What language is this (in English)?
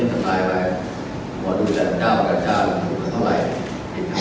Thai